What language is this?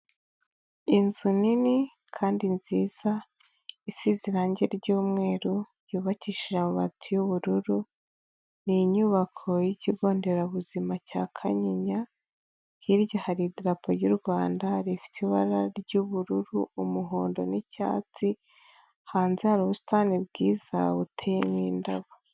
Kinyarwanda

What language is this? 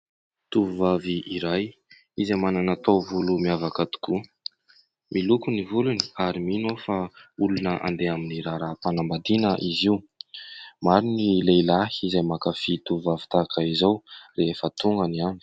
Malagasy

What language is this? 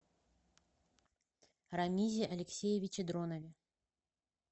Russian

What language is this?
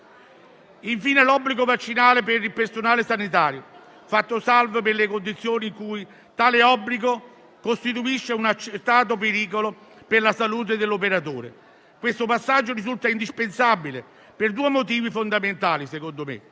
Italian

